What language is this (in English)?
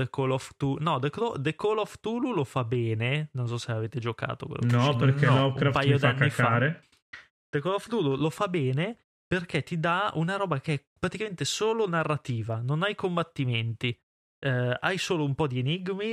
Italian